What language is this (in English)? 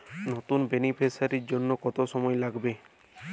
Bangla